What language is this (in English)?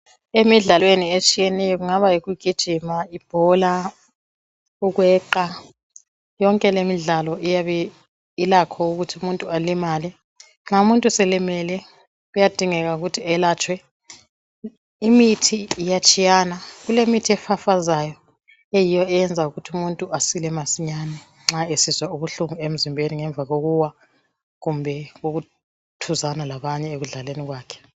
North Ndebele